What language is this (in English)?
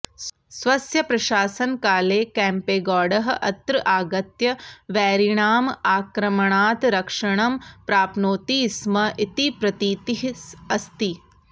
Sanskrit